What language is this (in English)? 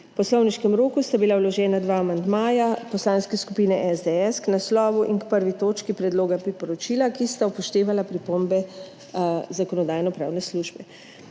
Slovenian